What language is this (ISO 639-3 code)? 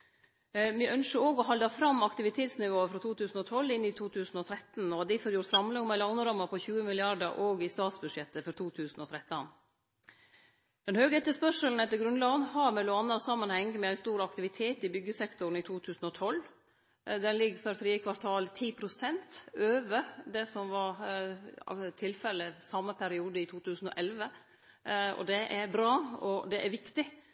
nno